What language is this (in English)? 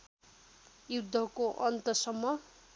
Nepali